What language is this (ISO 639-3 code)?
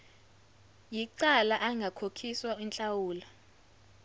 zul